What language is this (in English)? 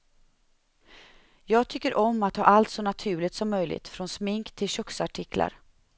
Swedish